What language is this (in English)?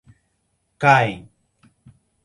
Portuguese